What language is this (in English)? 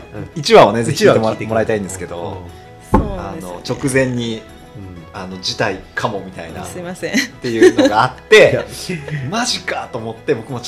Japanese